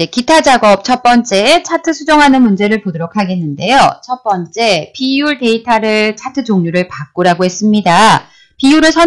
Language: Korean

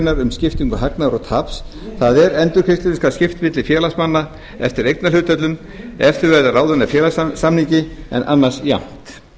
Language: Icelandic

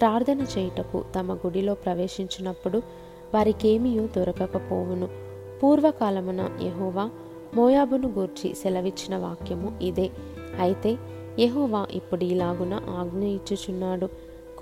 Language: Telugu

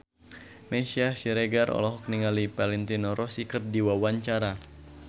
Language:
Sundanese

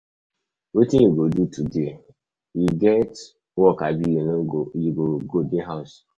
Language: Nigerian Pidgin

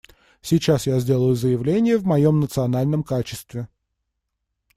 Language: Russian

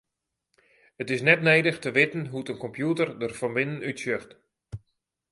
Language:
Western Frisian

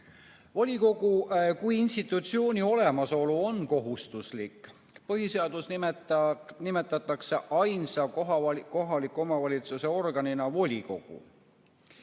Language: Estonian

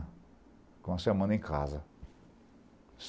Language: Portuguese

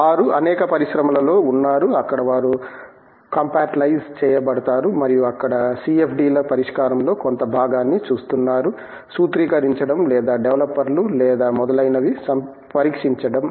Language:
Telugu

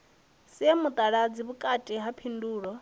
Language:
Venda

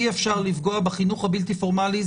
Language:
Hebrew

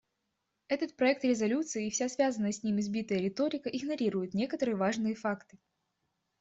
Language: Russian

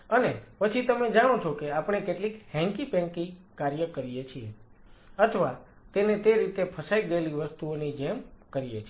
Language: Gujarati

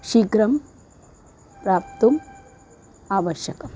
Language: Sanskrit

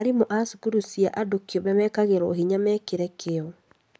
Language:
Kikuyu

